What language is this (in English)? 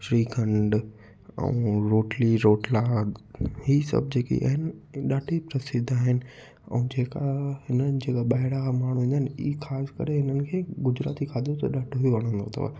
Sindhi